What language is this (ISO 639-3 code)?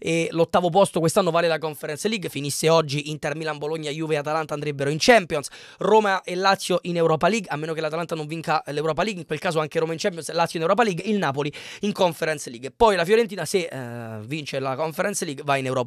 ita